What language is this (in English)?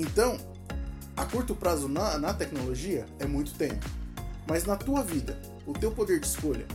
Portuguese